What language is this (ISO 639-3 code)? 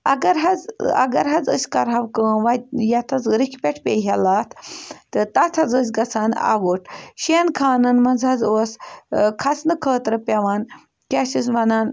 kas